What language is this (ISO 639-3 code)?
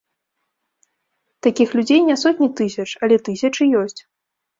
bel